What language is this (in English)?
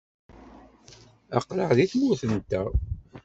Kabyle